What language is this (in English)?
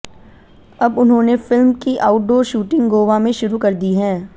Hindi